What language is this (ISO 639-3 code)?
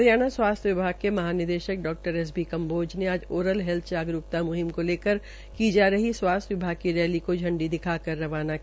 hin